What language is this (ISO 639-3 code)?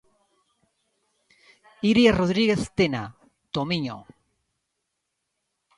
glg